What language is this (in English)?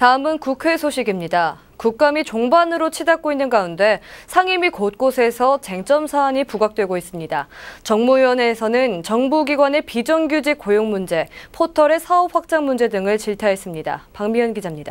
Korean